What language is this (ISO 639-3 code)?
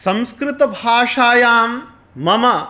san